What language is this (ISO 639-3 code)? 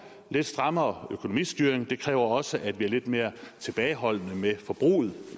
dan